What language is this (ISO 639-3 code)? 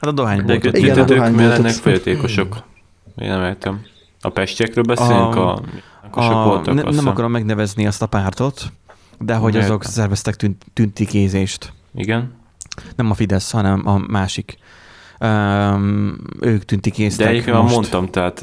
hun